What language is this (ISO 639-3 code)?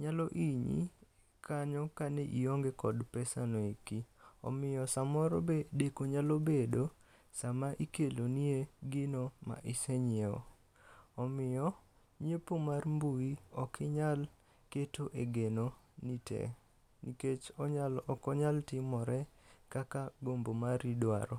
luo